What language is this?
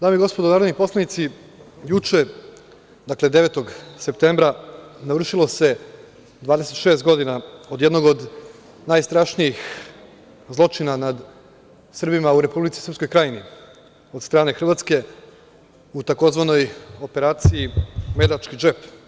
Serbian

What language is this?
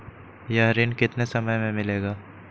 Magahi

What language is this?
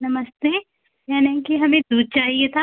Hindi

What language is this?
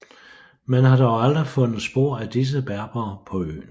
Danish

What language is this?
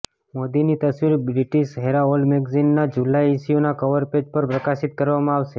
Gujarati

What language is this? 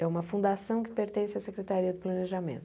Portuguese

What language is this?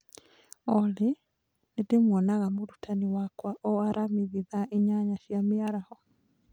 Kikuyu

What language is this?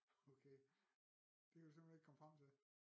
Danish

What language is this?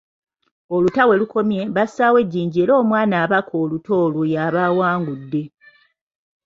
Ganda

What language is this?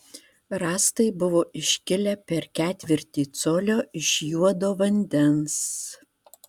Lithuanian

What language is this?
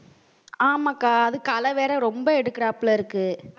Tamil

